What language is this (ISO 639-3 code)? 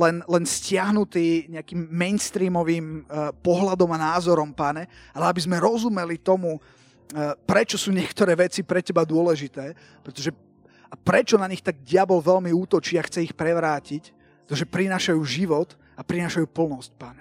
slk